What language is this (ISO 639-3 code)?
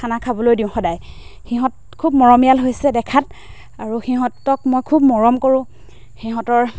asm